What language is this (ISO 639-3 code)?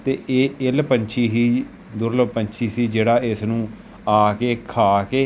pan